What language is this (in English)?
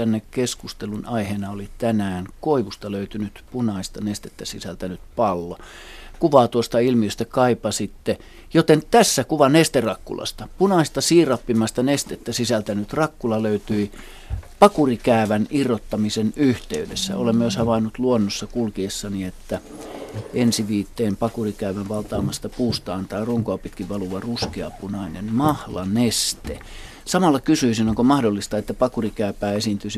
Finnish